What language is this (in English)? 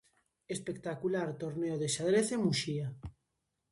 Galician